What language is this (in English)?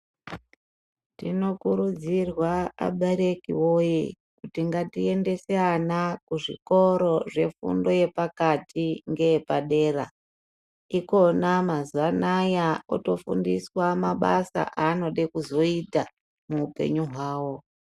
Ndau